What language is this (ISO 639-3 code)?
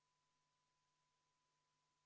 est